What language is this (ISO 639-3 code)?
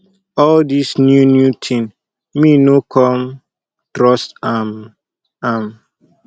pcm